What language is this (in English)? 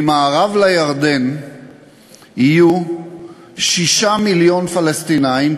Hebrew